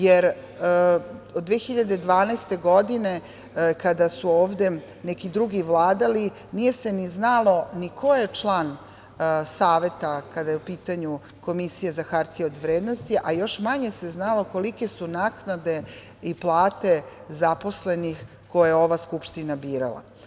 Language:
Serbian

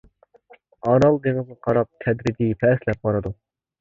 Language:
Uyghur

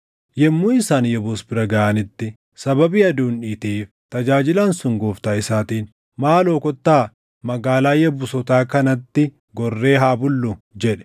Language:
Oromo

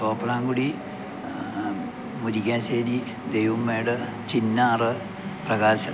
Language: Malayalam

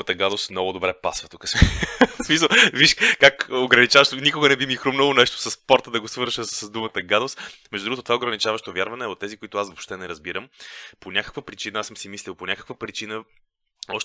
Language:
Bulgarian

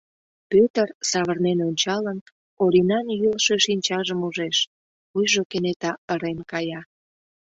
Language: Mari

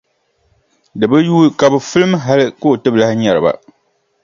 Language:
Dagbani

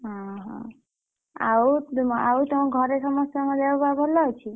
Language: Odia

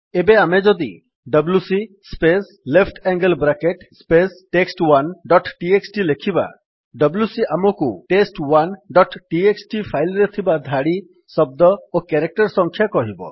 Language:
Odia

